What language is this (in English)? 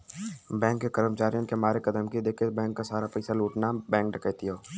Bhojpuri